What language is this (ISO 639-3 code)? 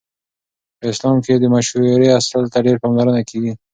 pus